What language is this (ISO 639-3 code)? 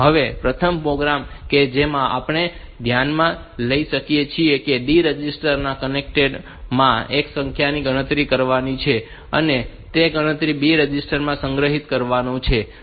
guj